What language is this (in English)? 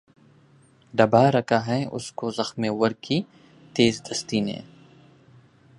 Urdu